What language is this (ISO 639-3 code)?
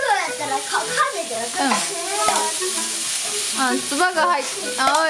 jpn